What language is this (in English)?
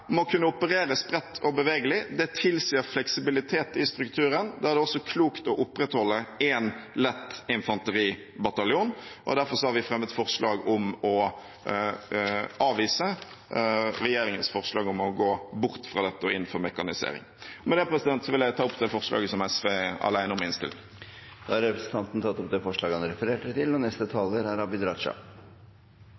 Norwegian